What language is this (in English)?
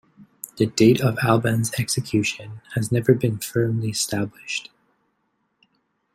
English